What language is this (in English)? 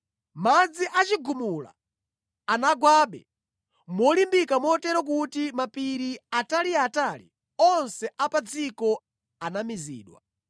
Nyanja